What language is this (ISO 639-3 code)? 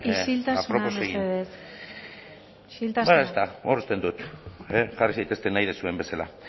eus